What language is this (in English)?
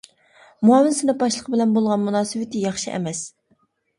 Uyghur